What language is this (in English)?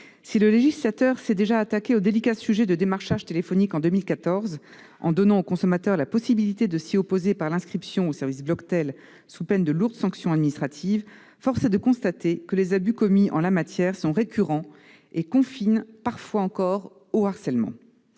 French